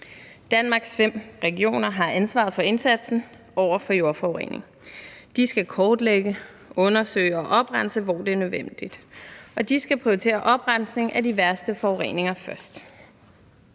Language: Danish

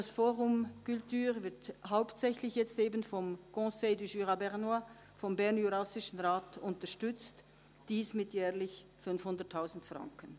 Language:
Swiss German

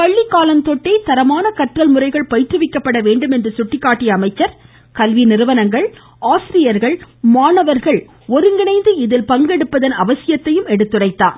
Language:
Tamil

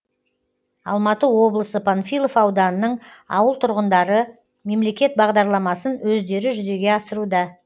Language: Kazakh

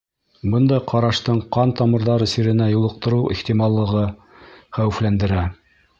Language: Bashkir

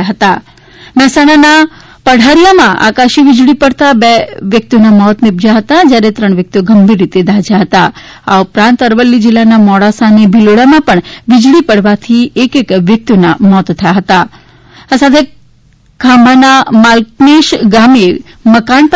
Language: Gujarati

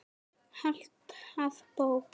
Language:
Icelandic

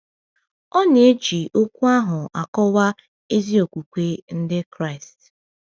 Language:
Igbo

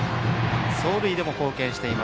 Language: Japanese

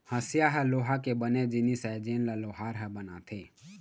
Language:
Chhattisgarhi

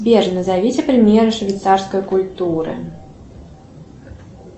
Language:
Russian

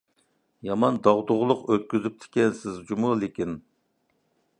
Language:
Uyghur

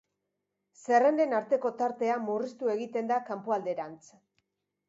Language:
Basque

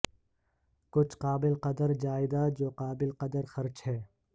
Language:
Urdu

